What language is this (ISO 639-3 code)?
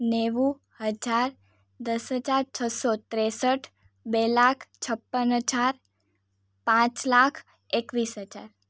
guj